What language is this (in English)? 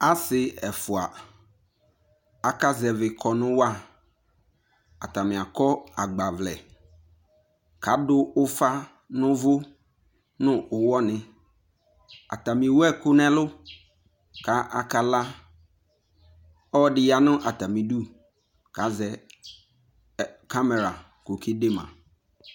Ikposo